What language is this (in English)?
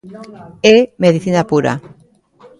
Galician